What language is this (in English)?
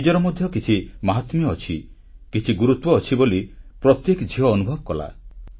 Odia